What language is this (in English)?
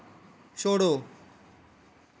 Dogri